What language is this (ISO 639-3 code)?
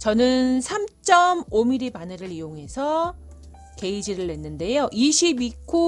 kor